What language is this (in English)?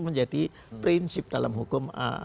Indonesian